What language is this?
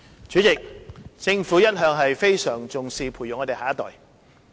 Cantonese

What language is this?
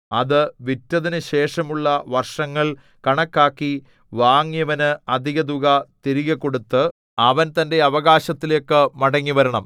Malayalam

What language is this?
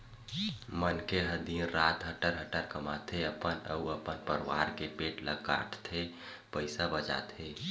Chhattisgarhi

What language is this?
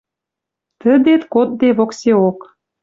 Western Mari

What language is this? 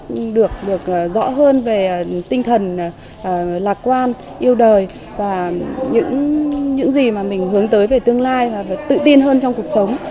Vietnamese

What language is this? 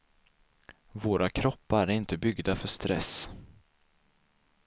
Swedish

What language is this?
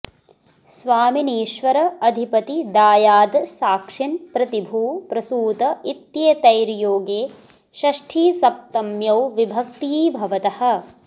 Sanskrit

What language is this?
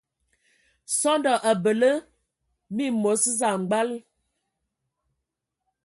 Ewondo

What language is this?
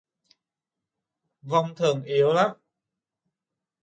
Vietnamese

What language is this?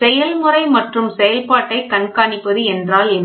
Tamil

